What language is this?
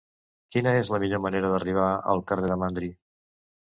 Catalan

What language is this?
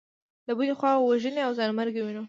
Pashto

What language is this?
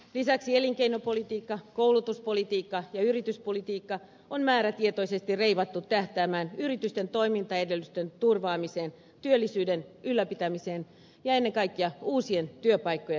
Finnish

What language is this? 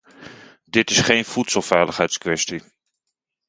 Dutch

